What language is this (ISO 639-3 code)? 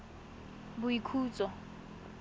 tsn